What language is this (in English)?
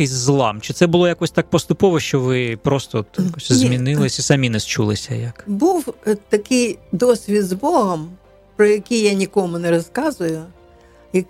Ukrainian